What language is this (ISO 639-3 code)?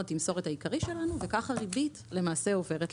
heb